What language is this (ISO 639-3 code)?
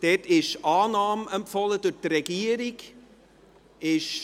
gsw